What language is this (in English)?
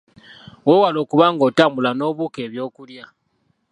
Ganda